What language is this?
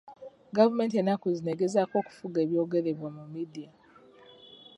Ganda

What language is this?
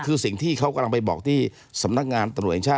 Thai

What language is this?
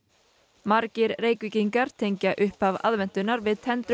Icelandic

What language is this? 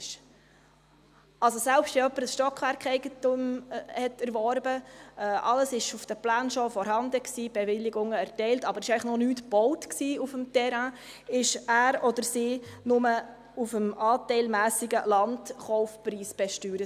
Swiss German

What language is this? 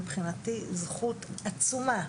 Hebrew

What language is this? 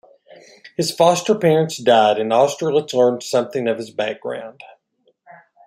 English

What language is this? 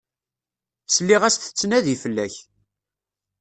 Kabyle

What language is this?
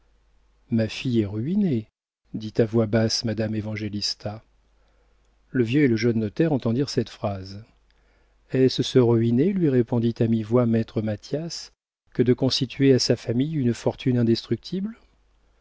French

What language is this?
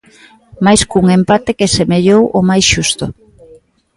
Galician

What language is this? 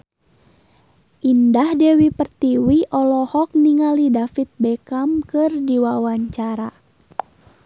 Sundanese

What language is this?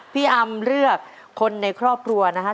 Thai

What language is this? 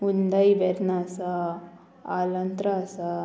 Konkani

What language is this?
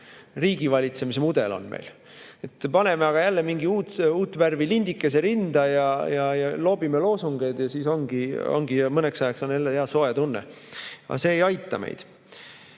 Estonian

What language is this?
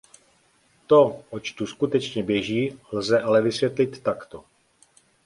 Czech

